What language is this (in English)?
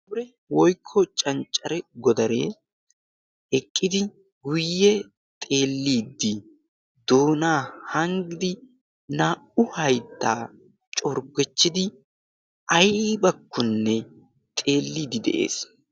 Wolaytta